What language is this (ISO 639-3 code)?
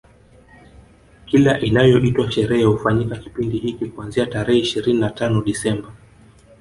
swa